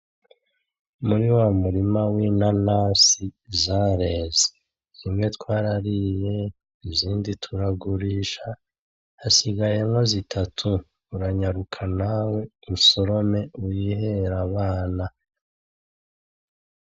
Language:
Rundi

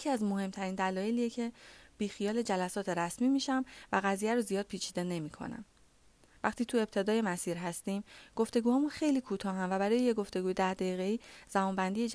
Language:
Persian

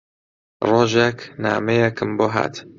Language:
Central Kurdish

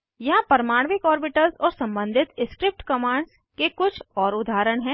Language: Hindi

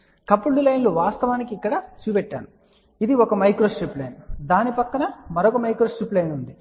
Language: Telugu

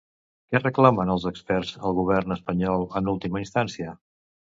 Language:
Catalan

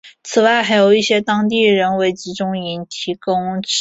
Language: Chinese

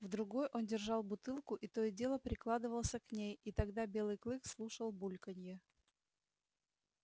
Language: Russian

